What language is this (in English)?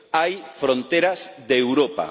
Spanish